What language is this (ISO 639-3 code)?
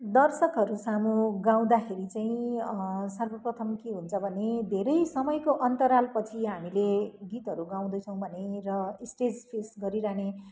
nep